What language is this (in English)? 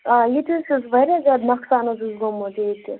Kashmiri